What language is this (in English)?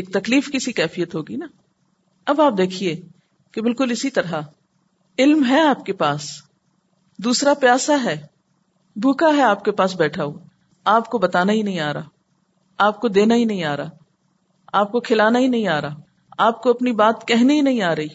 Urdu